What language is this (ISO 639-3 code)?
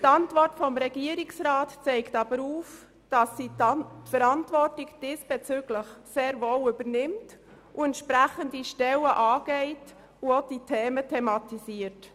gsw